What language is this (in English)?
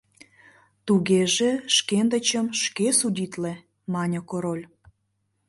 Mari